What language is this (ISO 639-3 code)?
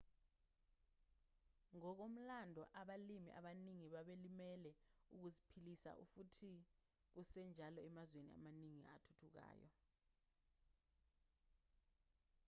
zul